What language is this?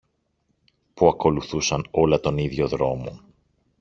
Greek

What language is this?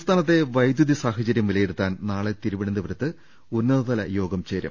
Malayalam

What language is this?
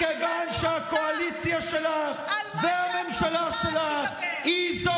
Hebrew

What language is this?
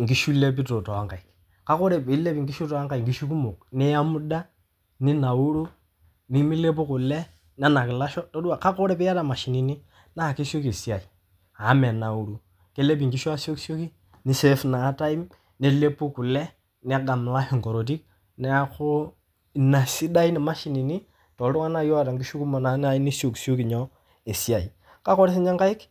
Masai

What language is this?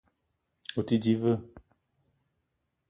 Eton (Cameroon)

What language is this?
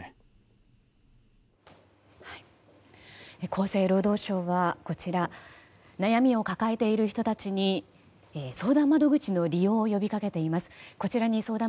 Japanese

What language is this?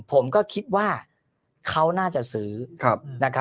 Thai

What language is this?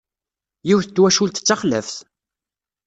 Kabyle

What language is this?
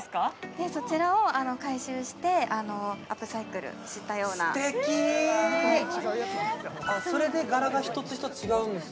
Japanese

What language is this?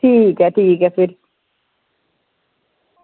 Dogri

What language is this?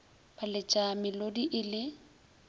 Northern Sotho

